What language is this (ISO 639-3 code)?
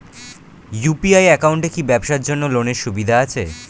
ben